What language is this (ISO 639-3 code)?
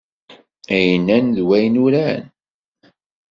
kab